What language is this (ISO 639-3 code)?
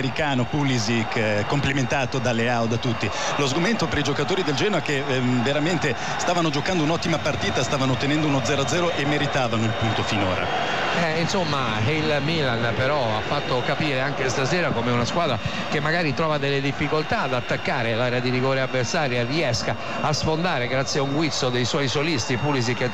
ita